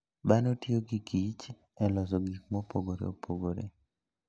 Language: Luo (Kenya and Tanzania)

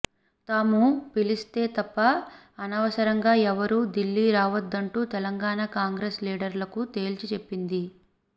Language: Telugu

